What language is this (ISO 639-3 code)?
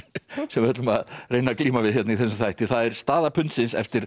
isl